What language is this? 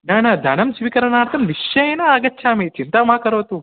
Sanskrit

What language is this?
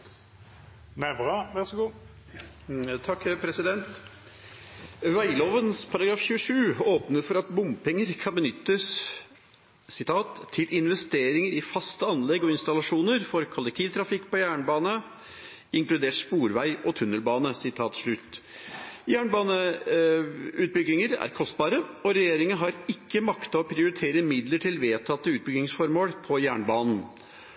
Norwegian Bokmål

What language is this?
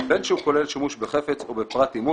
Hebrew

